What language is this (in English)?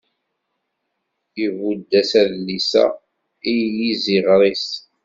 Kabyle